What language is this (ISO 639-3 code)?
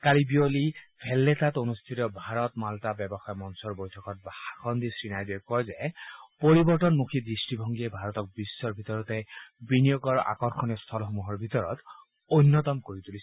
asm